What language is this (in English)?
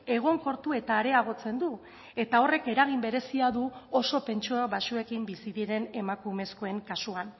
Basque